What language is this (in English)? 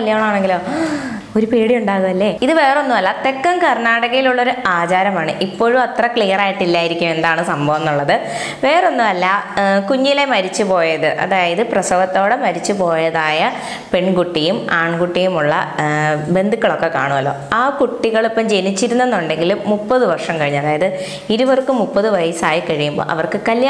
Romanian